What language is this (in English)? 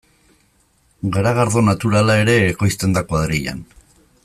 Basque